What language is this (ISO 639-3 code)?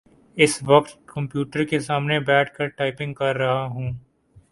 urd